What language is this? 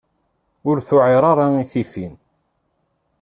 Kabyle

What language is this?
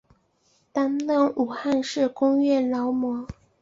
Chinese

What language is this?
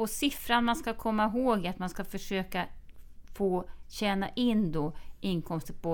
Swedish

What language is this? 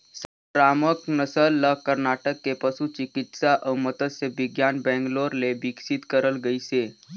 Chhattisgarhi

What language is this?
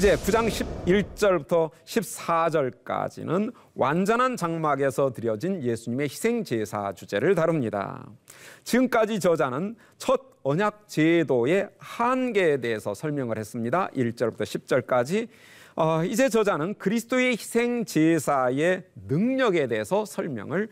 Korean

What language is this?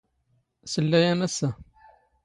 Standard Moroccan Tamazight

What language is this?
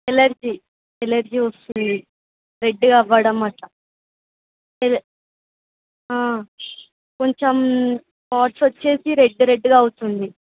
Telugu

